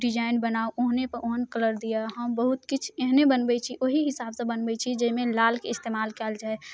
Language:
Maithili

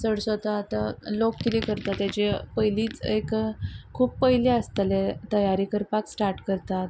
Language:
Konkani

